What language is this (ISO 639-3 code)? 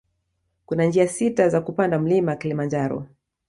swa